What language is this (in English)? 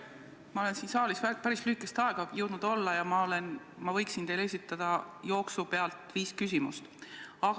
Estonian